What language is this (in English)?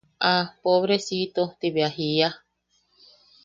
Yaqui